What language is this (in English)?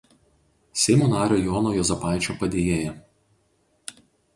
Lithuanian